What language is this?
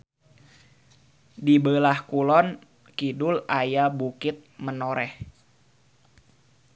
Sundanese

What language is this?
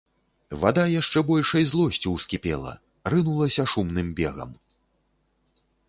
Belarusian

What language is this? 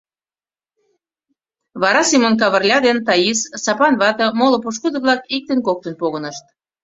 Mari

